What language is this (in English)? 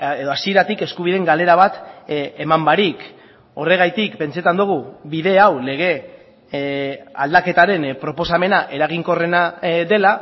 Basque